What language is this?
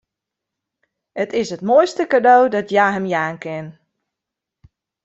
Western Frisian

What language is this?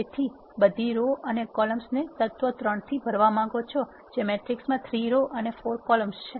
Gujarati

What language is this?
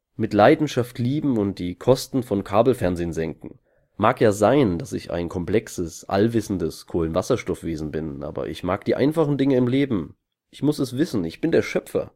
German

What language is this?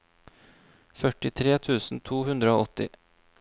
Norwegian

